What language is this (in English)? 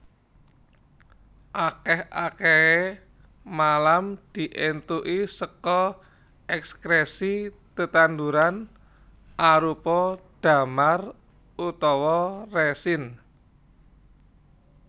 Javanese